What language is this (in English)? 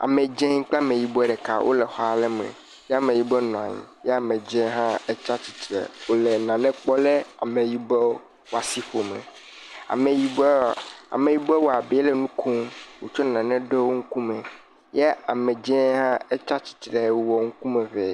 Ewe